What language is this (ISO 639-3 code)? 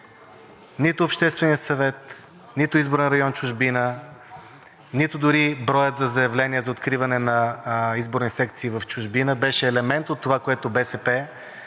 bul